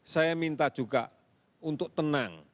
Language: Indonesian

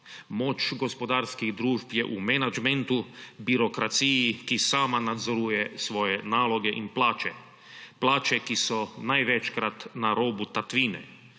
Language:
Slovenian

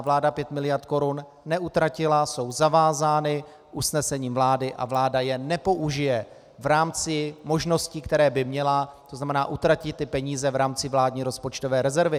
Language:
Czech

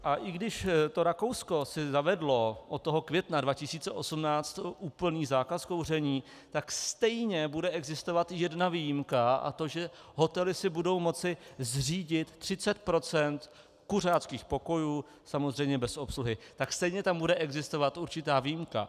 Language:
Czech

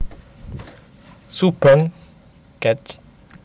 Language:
Javanese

